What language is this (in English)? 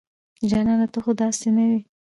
Pashto